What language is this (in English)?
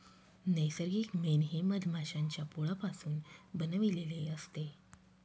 Marathi